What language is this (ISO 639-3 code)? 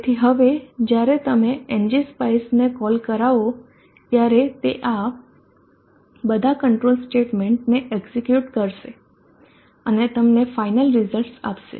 guj